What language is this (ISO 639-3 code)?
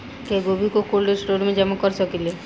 bho